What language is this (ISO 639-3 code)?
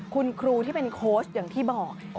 tha